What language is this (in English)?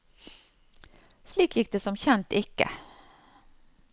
Norwegian